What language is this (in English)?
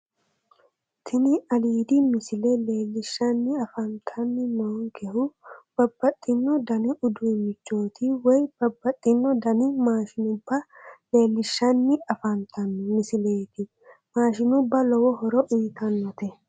Sidamo